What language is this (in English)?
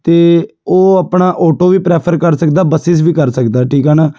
Punjabi